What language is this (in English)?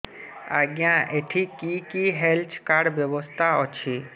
Odia